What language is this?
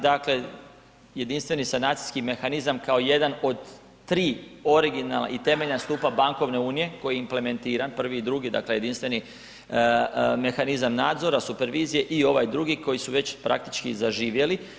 Croatian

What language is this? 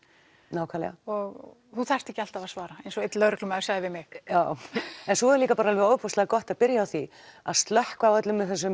Icelandic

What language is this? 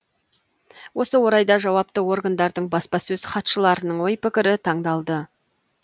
Kazakh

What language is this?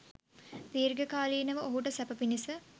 Sinhala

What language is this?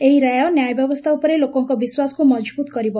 Odia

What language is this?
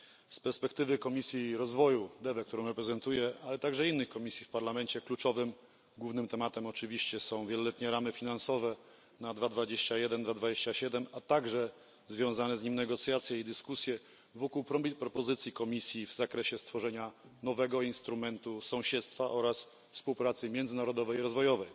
Polish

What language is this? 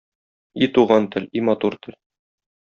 Tatar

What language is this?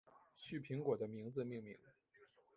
Chinese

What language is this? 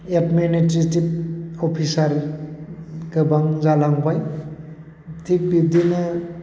Bodo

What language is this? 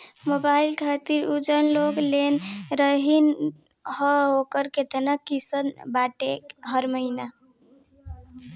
Bhojpuri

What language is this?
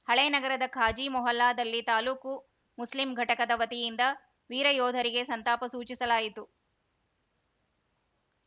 Kannada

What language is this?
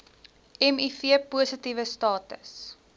Afrikaans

